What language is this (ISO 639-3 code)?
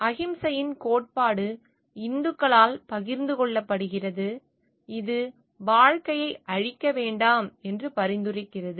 tam